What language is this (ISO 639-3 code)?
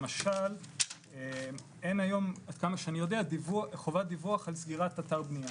heb